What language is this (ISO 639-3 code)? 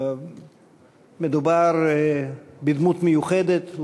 heb